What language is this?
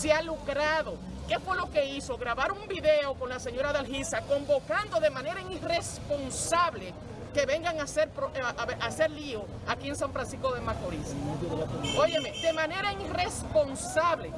Spanish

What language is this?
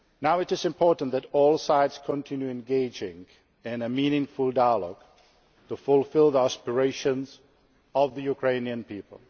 English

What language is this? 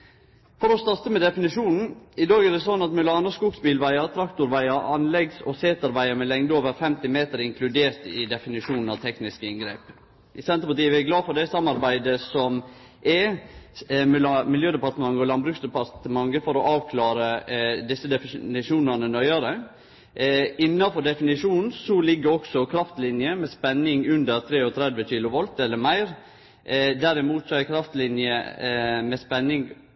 Norwegian Nynorsk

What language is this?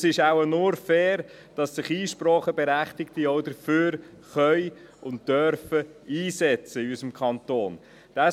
Swiss German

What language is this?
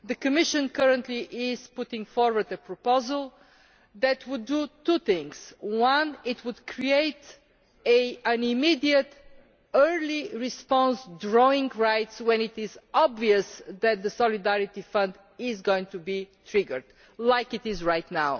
English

